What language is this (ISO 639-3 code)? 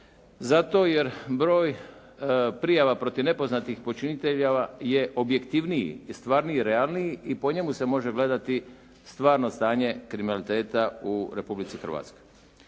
hrv